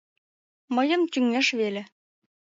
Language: Mari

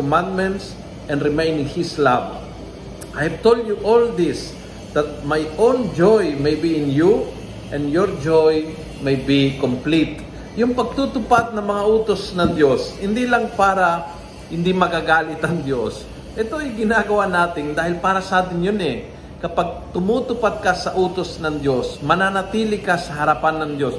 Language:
Filipino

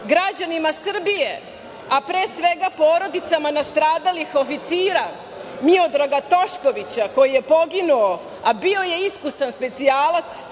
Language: Serbian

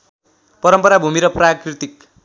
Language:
Nepali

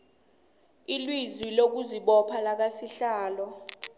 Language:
South Ndebele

